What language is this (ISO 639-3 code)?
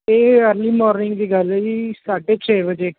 pan